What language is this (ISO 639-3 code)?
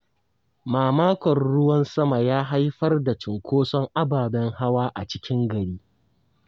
hau